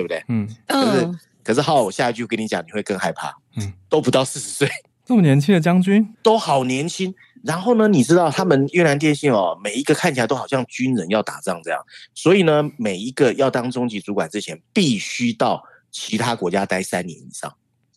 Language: Chinese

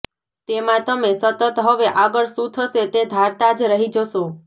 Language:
Gujarati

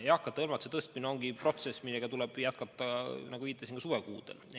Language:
Estonian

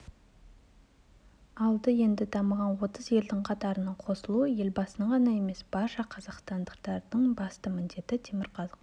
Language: Kazakh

